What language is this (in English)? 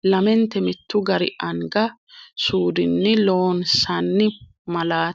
Sidamo